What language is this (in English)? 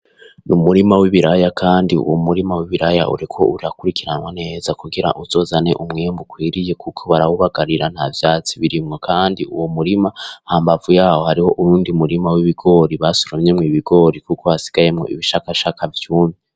Rundi